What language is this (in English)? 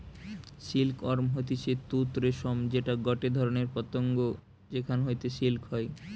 Bangla